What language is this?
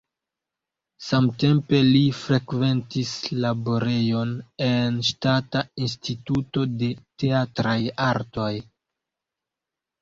Esperanto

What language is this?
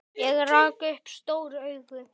Icelandic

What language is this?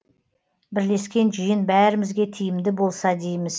Kazakh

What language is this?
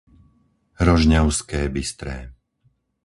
Slovak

